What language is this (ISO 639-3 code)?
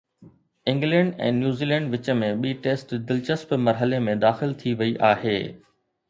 snd